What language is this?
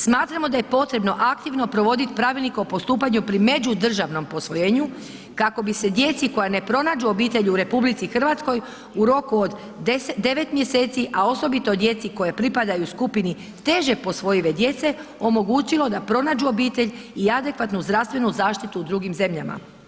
Croatian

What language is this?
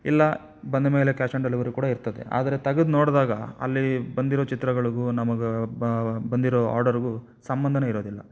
Kannada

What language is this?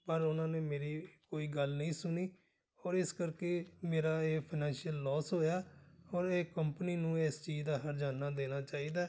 Punjabi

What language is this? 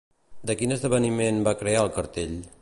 Catalan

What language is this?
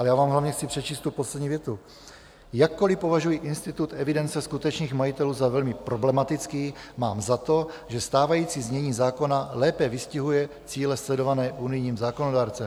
Czech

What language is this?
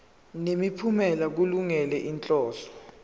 Zulu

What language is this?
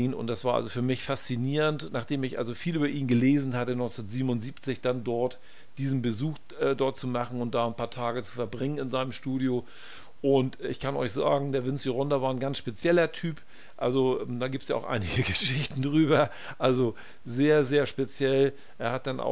German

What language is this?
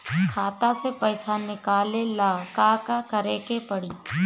Bhojpuri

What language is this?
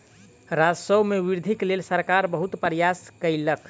Maithili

